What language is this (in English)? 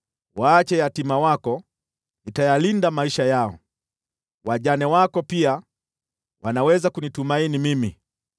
Swahili